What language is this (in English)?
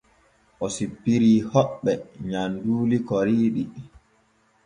Borgu Fulfulde